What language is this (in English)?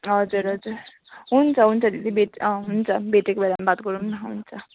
Nepali